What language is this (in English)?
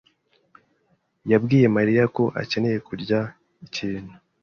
Kinyarwanda